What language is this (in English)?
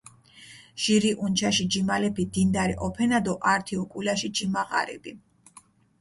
Mingrelian